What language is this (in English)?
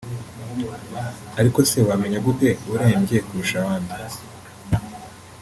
Kinyarwanda